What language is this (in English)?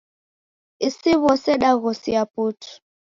Taita